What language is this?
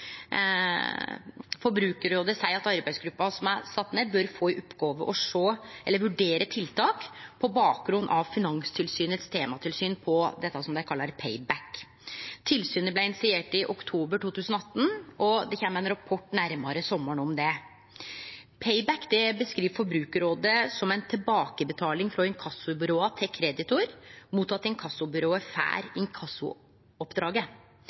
Norwegian Nynorsk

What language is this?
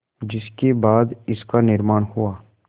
Hindi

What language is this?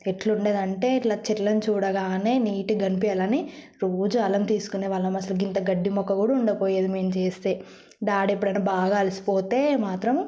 Telugu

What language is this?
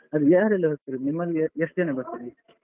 Kannada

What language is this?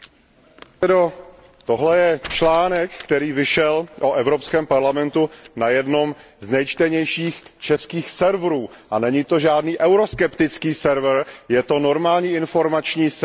Czech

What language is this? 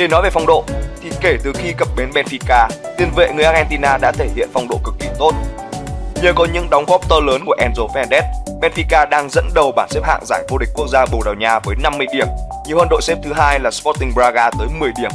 Vietnamese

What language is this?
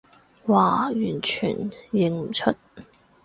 Cantonese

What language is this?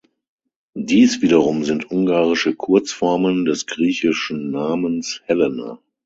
German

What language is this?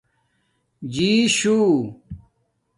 Domaaki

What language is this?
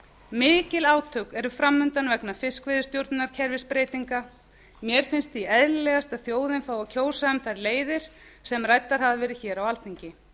Icelandic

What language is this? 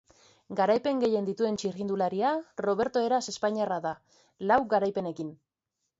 Basque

